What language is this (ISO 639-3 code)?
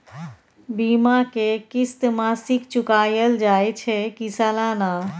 mai